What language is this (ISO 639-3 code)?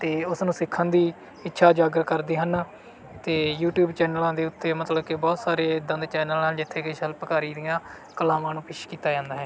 pan